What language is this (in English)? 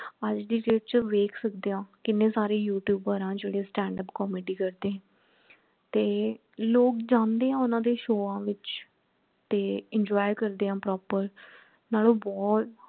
Punjabi